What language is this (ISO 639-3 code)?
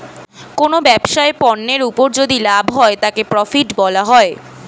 ben